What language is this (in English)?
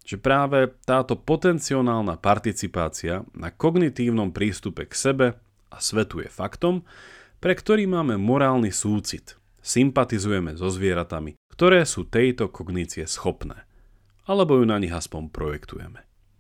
Slovak